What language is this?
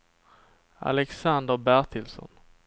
Swedish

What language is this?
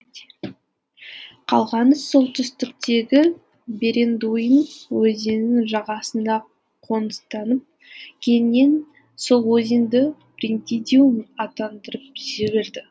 Kazakh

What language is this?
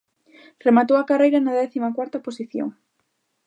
Galician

